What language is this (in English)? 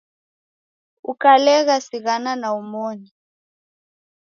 Taita